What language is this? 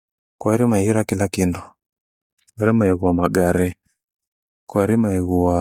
Gweno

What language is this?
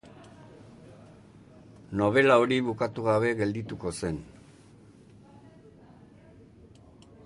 Basque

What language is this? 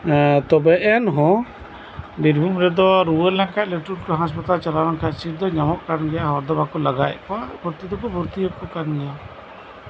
Santali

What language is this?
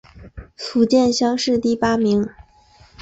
Chinese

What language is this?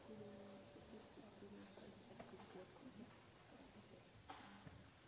Norwegian Bokmål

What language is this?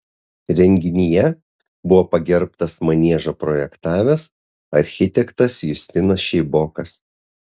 Lithuanian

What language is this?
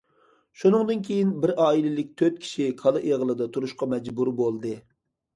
Uyghur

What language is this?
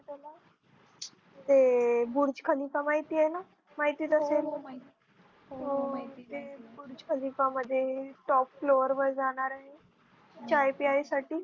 Marathi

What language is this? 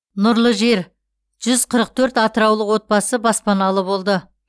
Kazakh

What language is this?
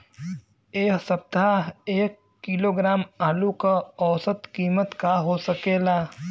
Bhojpuri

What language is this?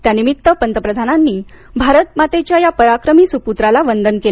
Marathi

